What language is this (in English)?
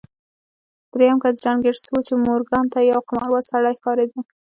Pashto